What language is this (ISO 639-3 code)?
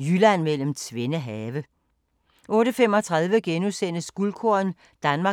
dan